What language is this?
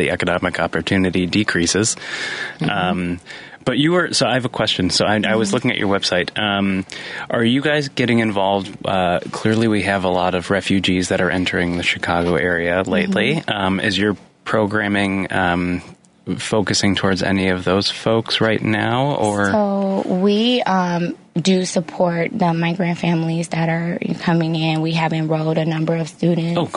English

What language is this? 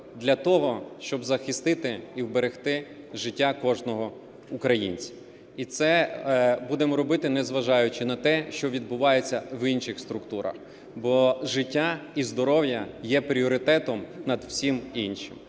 Ukrainian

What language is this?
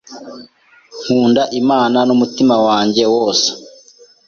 Kinyarwanda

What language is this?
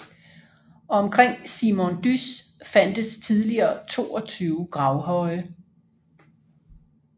Danish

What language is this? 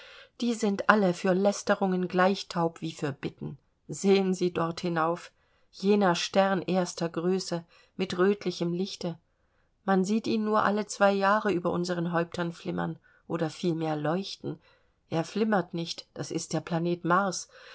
German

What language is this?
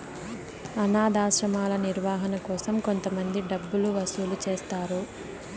Telugu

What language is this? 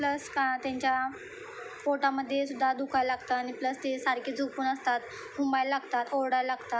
Marathi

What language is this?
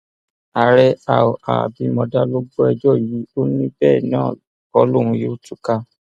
Yoruba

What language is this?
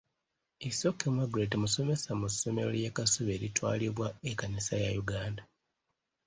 Ganda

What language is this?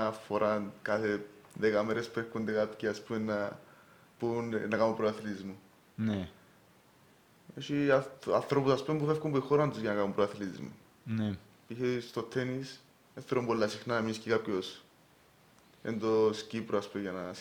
Greek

